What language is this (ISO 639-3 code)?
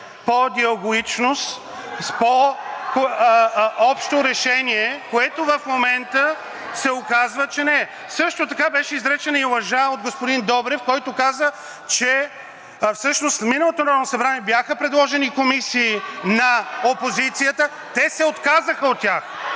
bul